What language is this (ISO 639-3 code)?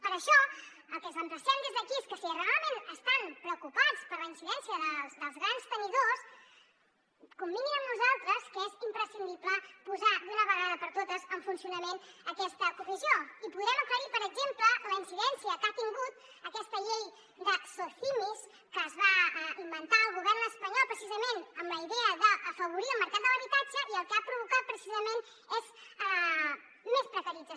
cat